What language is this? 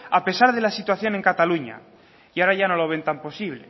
Spanish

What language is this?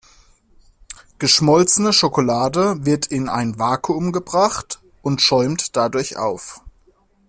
German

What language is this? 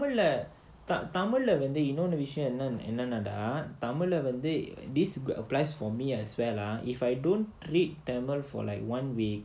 English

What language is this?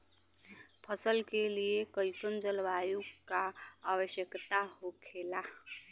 Bhojpuri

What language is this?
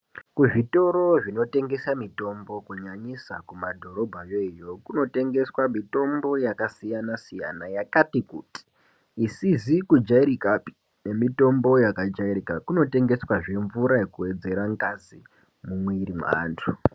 Ndau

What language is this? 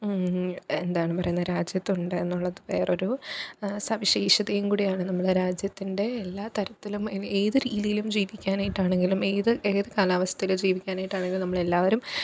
Malayalam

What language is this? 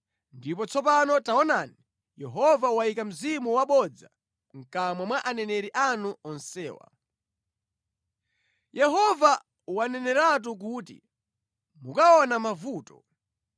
Nyanja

